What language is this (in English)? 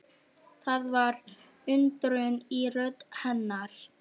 Icelandic